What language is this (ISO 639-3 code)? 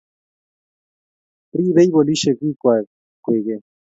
kln